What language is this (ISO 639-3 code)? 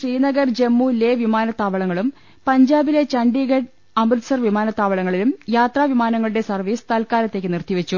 mal